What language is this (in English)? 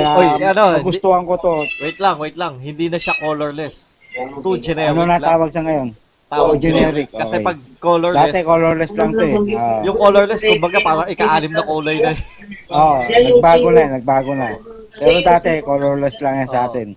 Filipino